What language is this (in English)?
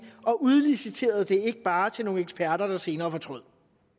Danish